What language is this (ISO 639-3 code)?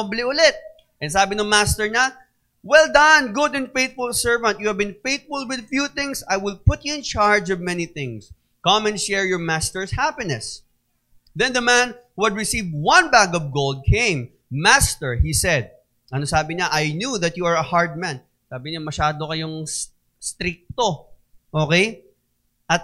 fil